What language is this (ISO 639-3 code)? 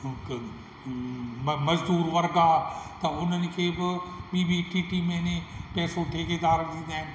snd